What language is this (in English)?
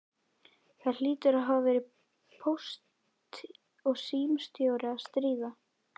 Icelandic